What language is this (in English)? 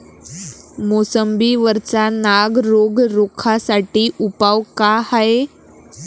Marathi